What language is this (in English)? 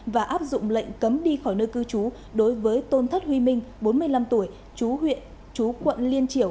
Vietnamese